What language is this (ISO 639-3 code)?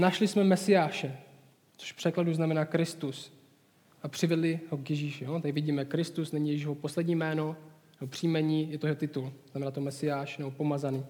ces